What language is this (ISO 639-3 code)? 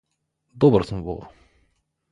mkd